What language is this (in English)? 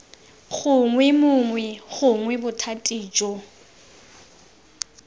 Tswana